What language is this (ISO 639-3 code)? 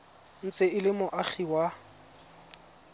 tsn